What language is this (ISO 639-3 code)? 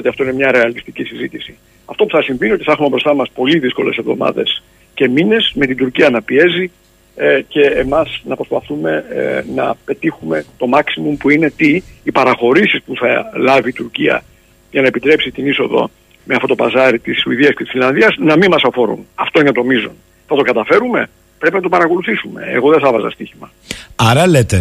ell